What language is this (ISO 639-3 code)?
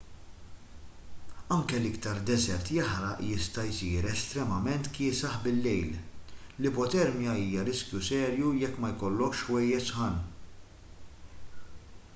mlt